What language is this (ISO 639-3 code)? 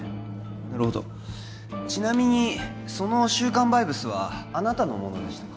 jpn